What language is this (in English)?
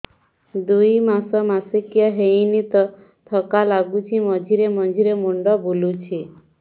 Odia